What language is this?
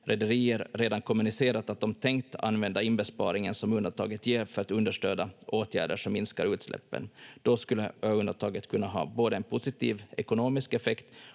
Finnish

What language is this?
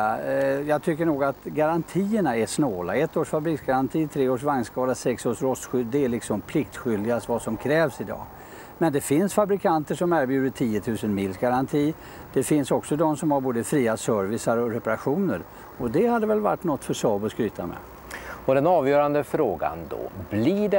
Swedish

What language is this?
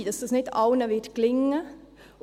Swiss German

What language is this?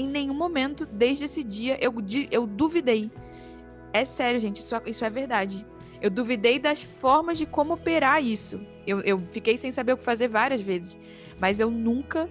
Portuguese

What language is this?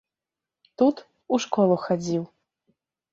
Belarusian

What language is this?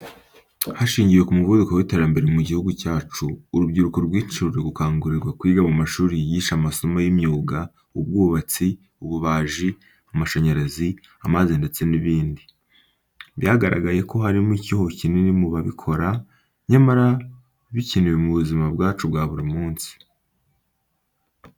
Kinyarwanda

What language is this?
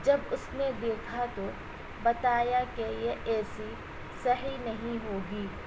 Urdu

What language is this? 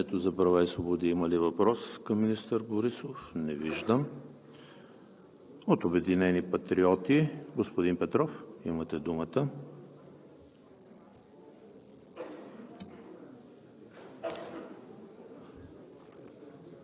Bulgarian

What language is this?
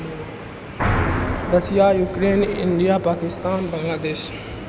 Maithili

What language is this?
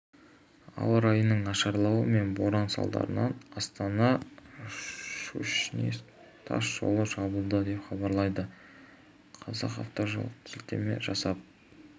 Kazakh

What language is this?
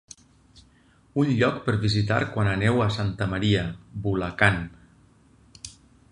Catalan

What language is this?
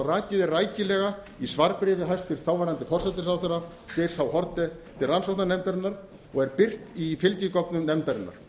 Icelandic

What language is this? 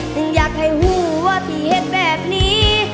Thai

